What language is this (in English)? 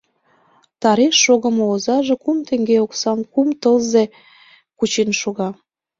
Mari